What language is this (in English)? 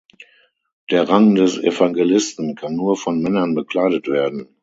German